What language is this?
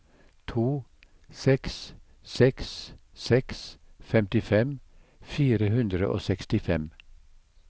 Norwegian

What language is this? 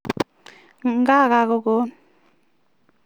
Kalenjin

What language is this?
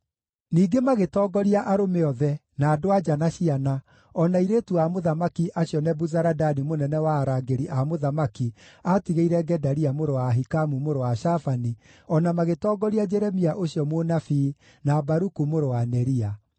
Kikuyu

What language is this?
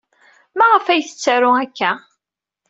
Kabyle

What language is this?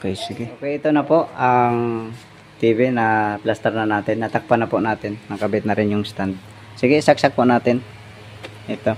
Filipino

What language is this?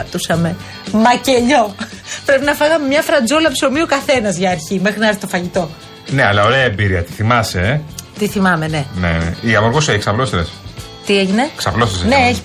Greek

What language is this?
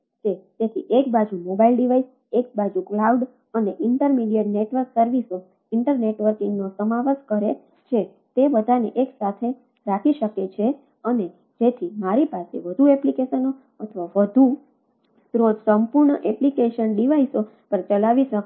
Gujarati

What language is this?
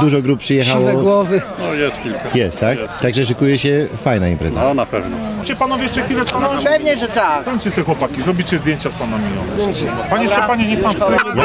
Polish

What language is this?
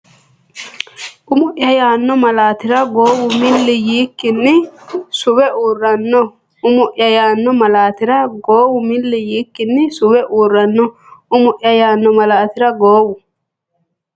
Sidamo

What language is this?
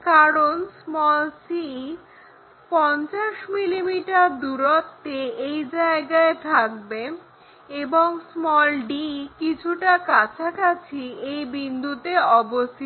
Bangla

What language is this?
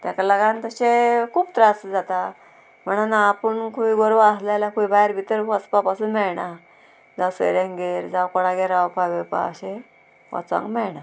Konkani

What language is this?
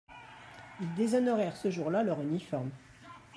French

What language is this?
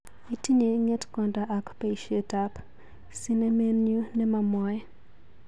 Kalenjin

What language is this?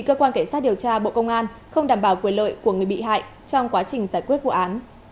Vietnamese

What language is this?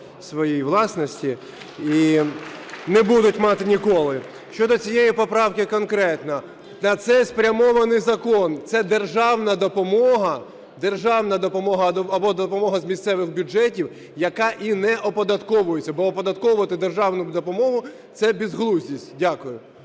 Ukrainian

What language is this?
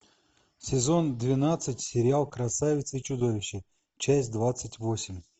Russian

